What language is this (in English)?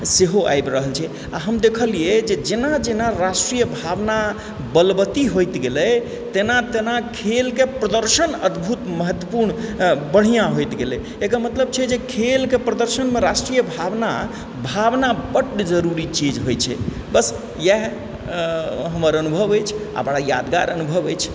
Maithili